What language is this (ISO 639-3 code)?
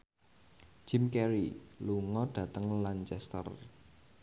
jav